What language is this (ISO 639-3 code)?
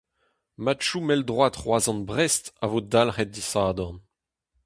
bre